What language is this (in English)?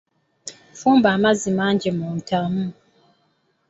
Ganda